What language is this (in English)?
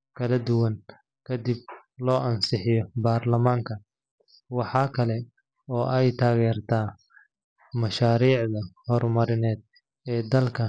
Somali